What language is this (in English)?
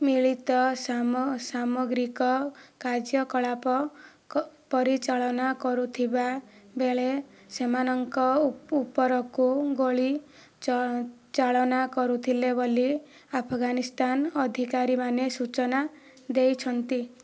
Odia